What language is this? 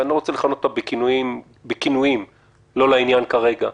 Hebrew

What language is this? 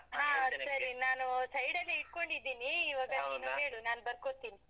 Kannada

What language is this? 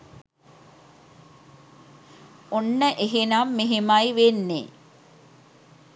Sinhala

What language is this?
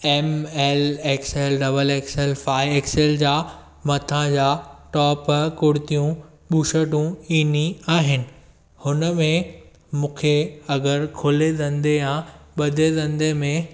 Sindhi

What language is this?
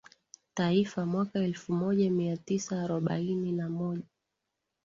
Swahili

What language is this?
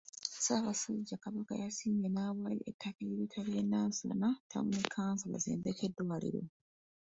Ganda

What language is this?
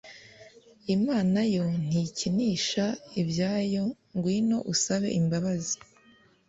Kinyarwanda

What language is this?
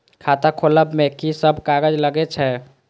Maithili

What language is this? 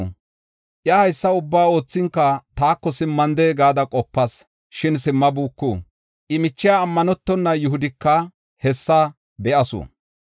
Gofa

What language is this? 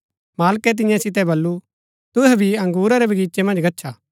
Gaddi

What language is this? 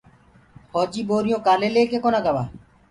Gurgula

